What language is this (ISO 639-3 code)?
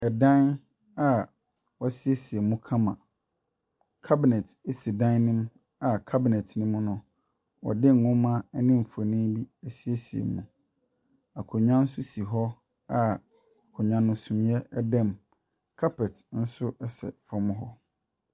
aka